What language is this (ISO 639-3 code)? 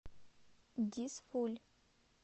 rus